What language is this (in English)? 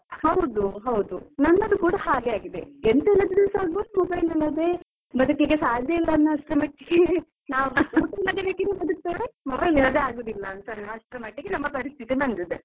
Kannada